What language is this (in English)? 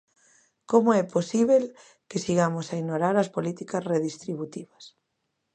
Galician